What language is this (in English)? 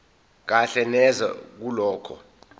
Zulu